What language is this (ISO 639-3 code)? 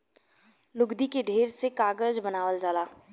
bho